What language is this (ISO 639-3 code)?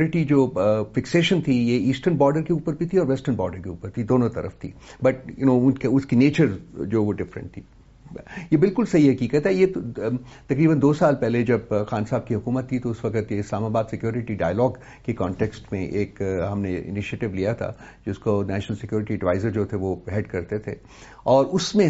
urd